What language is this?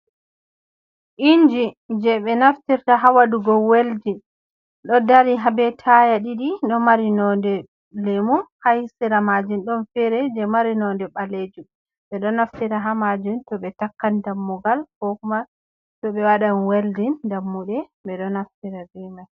Fula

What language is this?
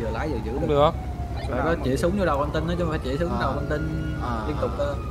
Vietnamese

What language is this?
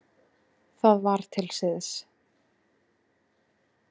Icelandic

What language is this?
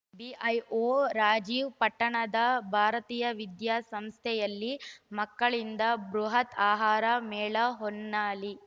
Kannada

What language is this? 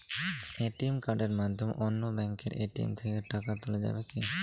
Bangla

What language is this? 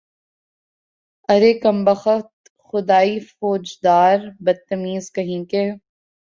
Urdu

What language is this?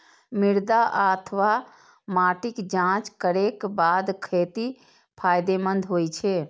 Maithili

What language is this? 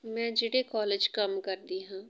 Punjabi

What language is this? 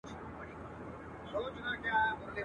Pashto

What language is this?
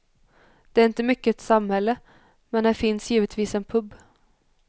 Swedish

